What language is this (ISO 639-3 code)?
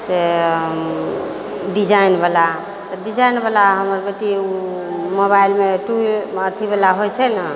mai